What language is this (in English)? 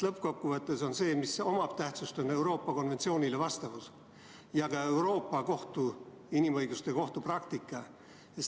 Estonian